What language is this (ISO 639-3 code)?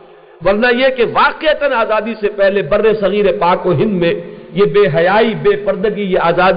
urd